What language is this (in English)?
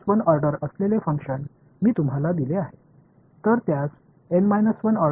Tamil